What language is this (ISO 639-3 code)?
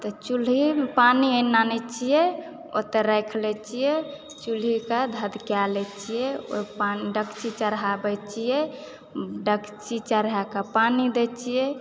mai